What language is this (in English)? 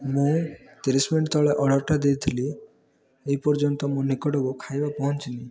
Odia